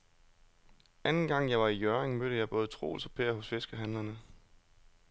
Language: Danish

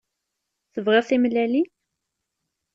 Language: Kabyle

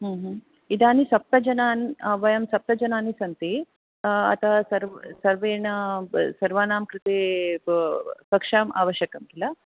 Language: Sanskrit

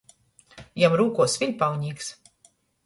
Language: Latgalian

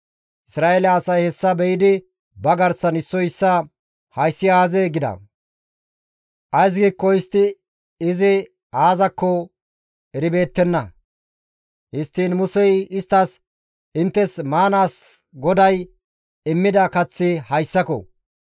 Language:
Gamo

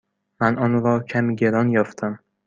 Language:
Persian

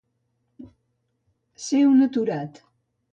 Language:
Catalan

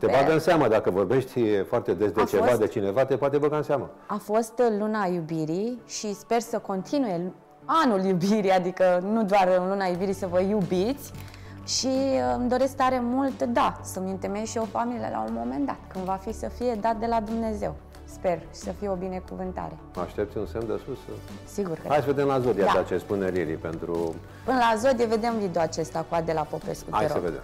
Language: Romanian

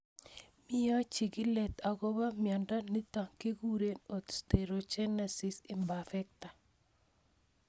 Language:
Kalenjin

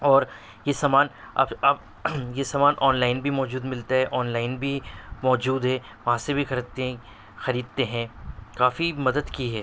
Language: Urdu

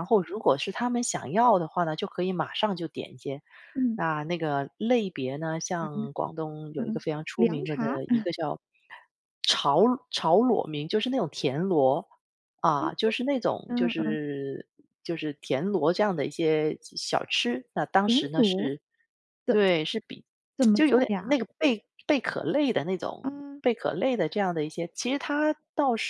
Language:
Chinese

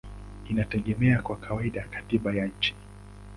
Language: Swahili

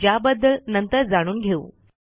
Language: Marathi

